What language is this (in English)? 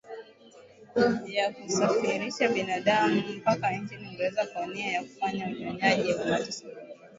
Swahili